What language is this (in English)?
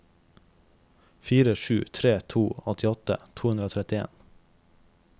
Norwegian